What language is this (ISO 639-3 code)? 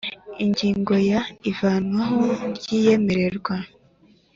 kin